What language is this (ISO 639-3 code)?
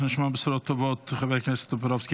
heb